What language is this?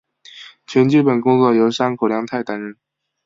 Chinese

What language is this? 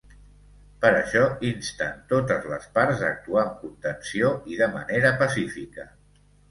Catalan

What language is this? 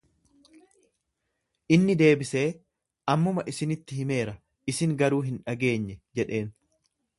Oromo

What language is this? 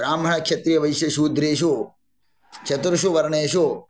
Sanskrit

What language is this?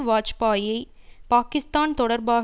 Tamil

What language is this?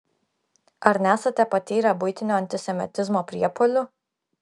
Lithuanian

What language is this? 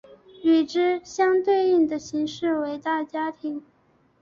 Chinese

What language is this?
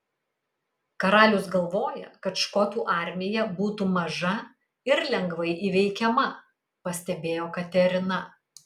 Lithuanian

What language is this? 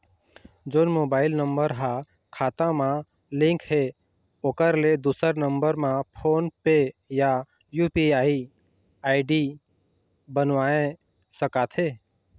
Chhattisgarhi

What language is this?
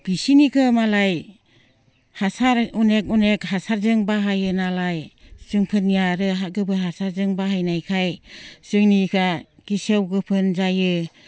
Bodo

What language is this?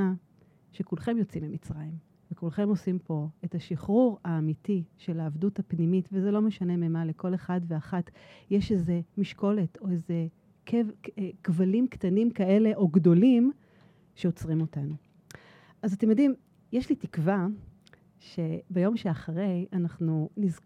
Hebrew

